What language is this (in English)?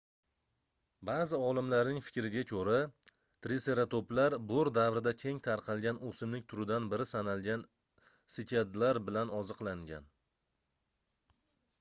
Uzbek